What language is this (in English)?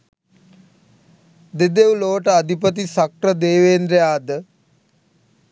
Sinhala